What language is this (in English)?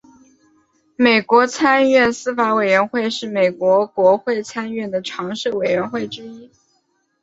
Chinese